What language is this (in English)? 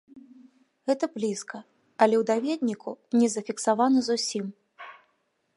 Belarusian